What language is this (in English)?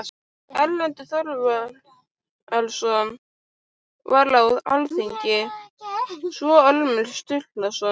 Icelandic